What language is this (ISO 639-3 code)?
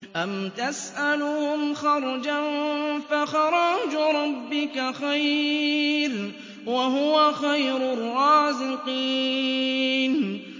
ara